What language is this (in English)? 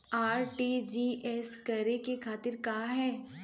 Bhojpuri